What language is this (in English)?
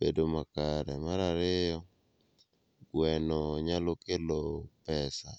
Luo (Kenya and Tanzania)